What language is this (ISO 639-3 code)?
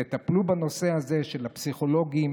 heb